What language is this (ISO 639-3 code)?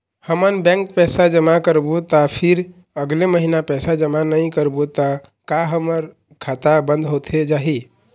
hne